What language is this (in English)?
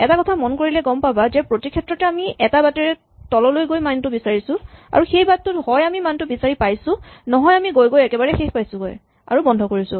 Assamese